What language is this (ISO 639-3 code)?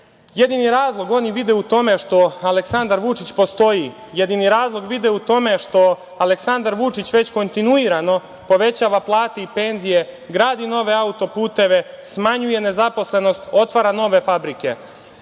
srp